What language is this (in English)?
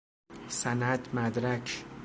Persian